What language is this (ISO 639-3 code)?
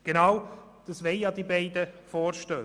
gsw